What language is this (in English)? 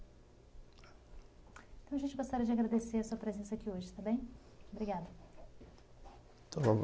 Portuguese